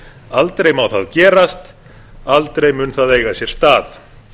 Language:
Icelandic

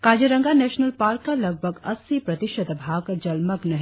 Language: Hindi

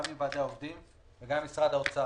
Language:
Hebrew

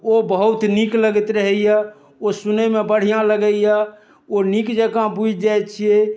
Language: Maithili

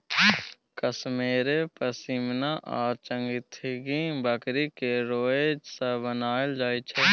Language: Maithili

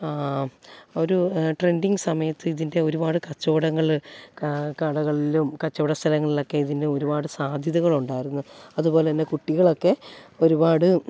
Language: Malayalam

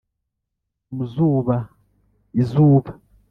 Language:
Kinyarwanda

